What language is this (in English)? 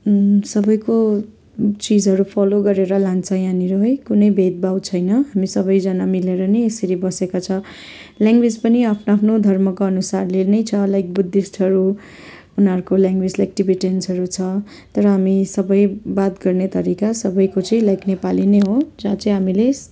Nepali